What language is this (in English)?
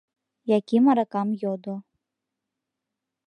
Mari